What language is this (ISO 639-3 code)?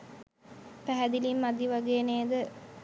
sin